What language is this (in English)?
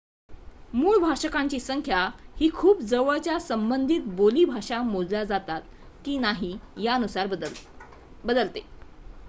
Marathi